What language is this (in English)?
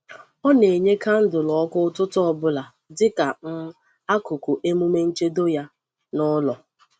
Igbo